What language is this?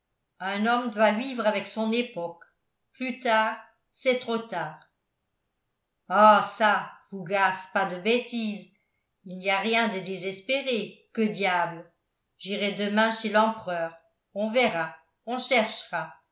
French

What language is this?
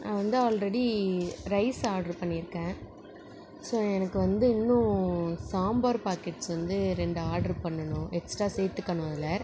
Tamil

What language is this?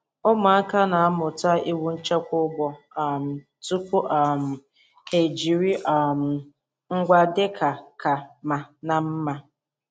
Igbo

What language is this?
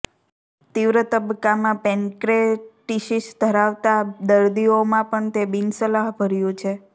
Gujarati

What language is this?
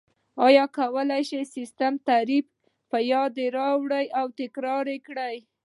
Pashto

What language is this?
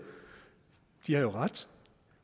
Danish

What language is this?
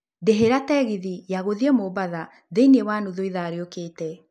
Kikuyu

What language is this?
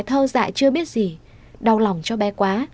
Vietnamese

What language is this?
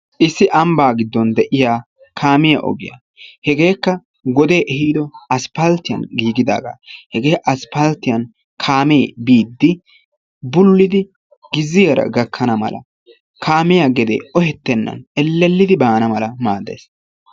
Wolaytta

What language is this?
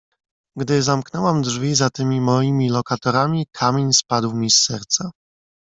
Polish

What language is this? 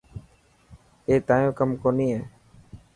Dhatki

